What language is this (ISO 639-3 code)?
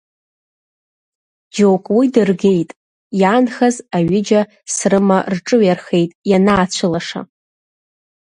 abk